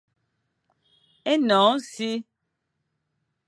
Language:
Fang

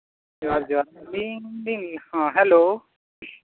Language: Santali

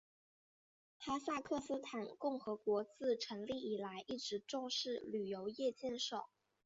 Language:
Chinese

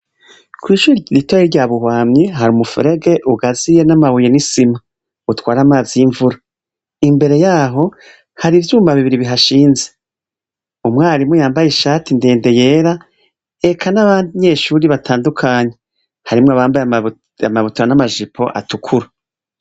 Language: Rundi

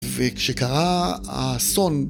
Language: Hebrew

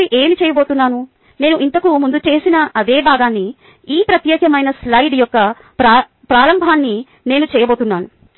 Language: Telugu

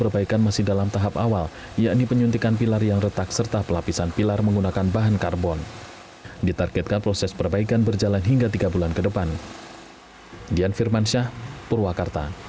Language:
Indonesian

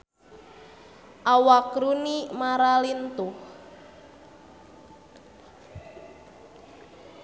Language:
Sundanese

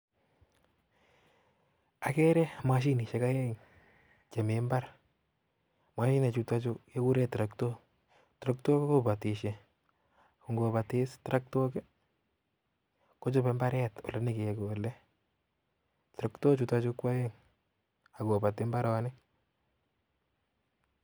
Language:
Kalenjin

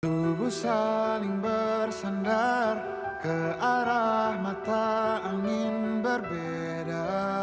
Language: Indonesian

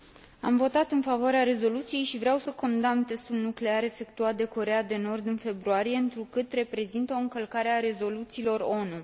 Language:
Romanian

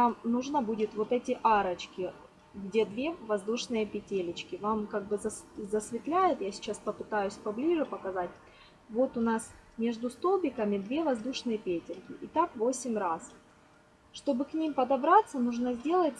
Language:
Russian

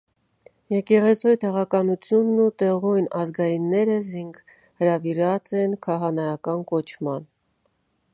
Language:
Armenian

